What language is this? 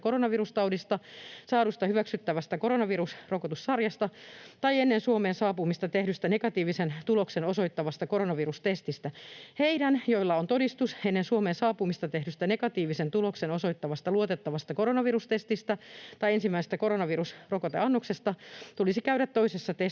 Finnish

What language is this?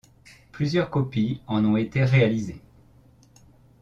French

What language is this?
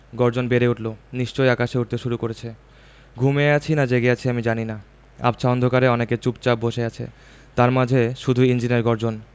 Bangla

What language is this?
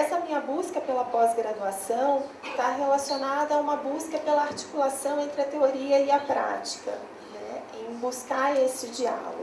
Portuguese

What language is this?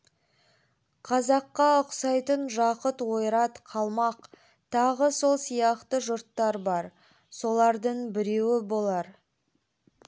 Kazakh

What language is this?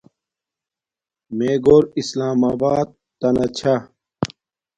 Domaaki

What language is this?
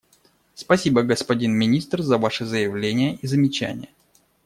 Russian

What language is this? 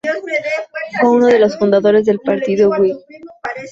Spanish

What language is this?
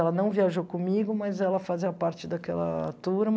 Portuguese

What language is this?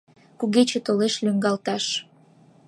Mari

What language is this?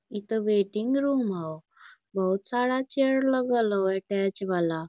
Magahi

